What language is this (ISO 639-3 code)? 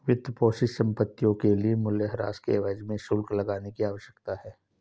hin